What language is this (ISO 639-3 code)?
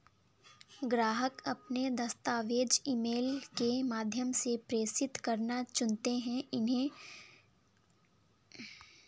hin